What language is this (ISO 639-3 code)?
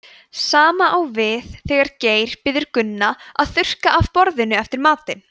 isl